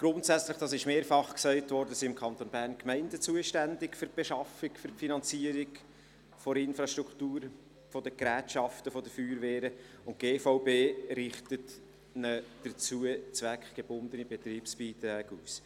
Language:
Swiss German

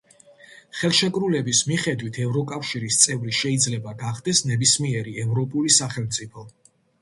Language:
Georgian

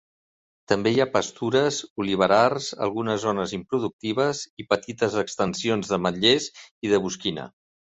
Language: Catalan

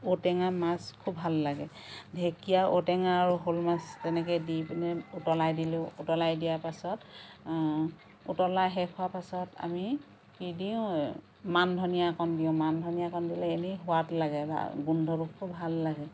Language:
Assamese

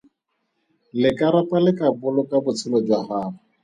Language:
Tswana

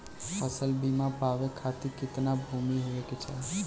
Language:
Bhojpuri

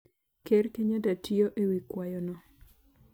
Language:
Luo (Kenya and Tanzania)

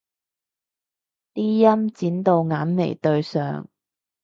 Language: Cantonese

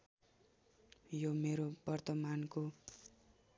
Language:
Nepali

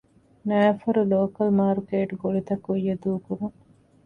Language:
Divehi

